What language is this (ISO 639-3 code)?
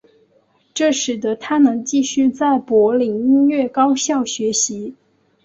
zho